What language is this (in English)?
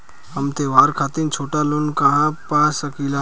Bhojpuri